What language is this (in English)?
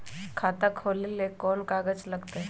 Magahi